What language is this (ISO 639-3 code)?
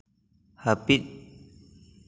sat